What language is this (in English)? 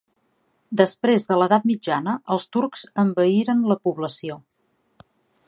Catalan